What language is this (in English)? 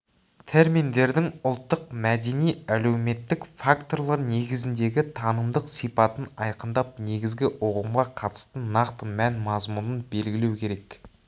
Kazakh